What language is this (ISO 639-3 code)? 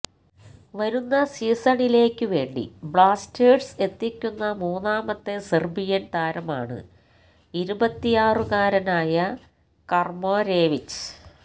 mal